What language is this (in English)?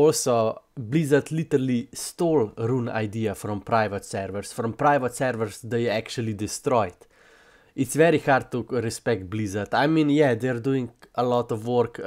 English